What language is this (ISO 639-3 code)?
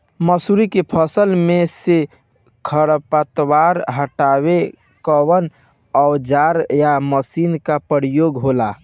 bho